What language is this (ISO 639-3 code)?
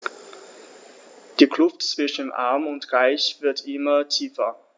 deu